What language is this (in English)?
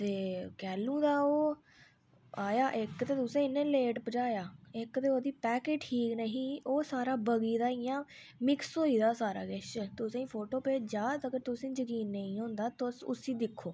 Dogri